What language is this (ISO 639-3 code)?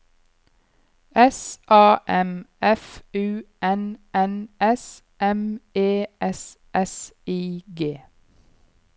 nor